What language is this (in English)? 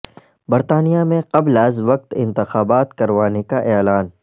Urdu